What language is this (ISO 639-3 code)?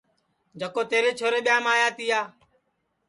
ssi